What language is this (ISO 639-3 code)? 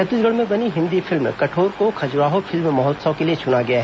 hin